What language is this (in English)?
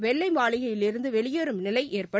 Tamil